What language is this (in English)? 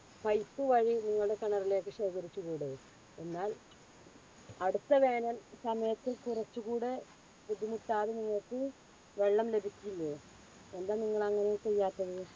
Malayalam